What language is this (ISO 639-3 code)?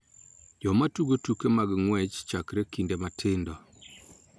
luo